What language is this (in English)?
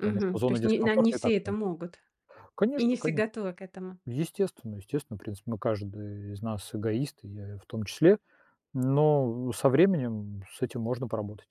Russian